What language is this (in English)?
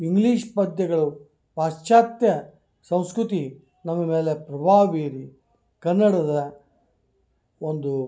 Kannada